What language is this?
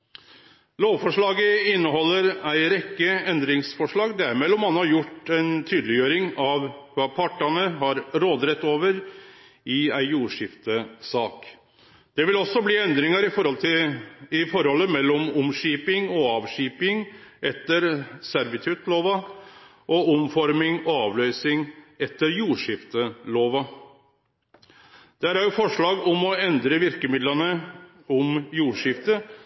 Norwegian Nynorsk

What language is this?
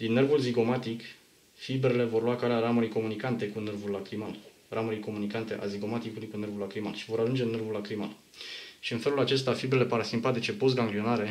Romanian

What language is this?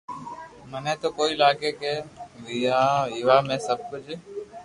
Loarki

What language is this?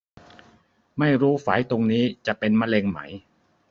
Thai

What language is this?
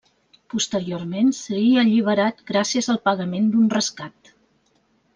Catalan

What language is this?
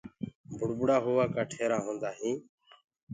Gurgula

